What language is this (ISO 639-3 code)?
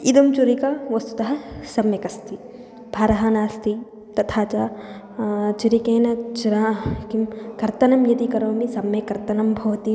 san